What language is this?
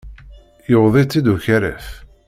Kabyle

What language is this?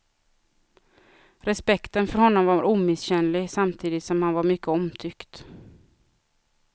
Swedish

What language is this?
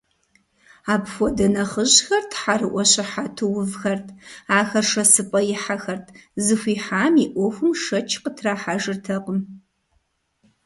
Kabardian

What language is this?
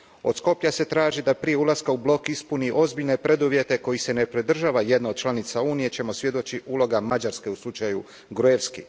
Croatian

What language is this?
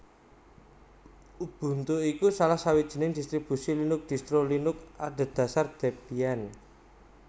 Javanese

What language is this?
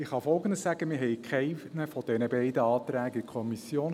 Swiss German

